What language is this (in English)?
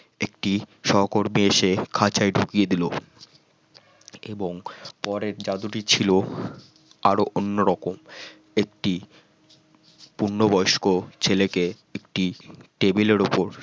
Bangla